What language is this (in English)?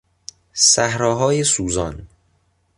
Persian